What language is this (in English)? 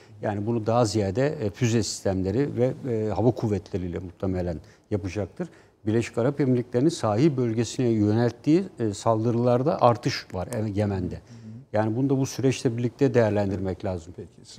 Turkish